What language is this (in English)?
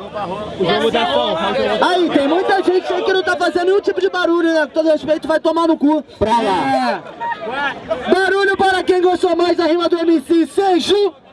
Portuguese